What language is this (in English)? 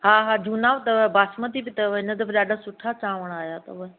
Sindhi